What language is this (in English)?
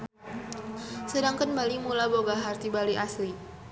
Sundanese